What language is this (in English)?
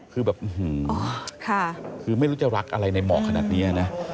Thai